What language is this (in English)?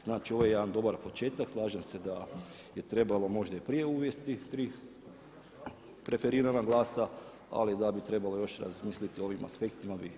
Croatian